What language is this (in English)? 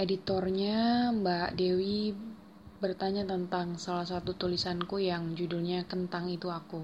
Indonesian